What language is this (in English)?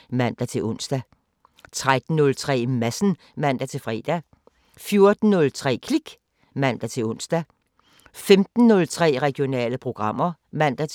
Danish